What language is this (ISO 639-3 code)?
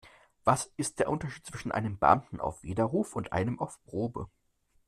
deu